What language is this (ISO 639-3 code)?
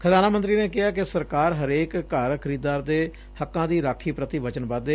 pan